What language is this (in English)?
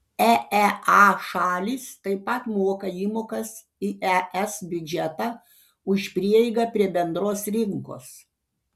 Lithuanian